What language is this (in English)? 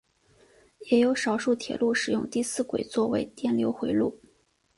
Chinese